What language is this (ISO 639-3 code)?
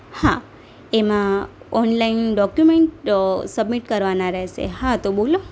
guj